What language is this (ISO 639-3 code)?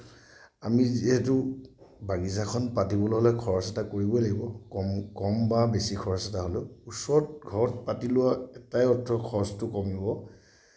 asm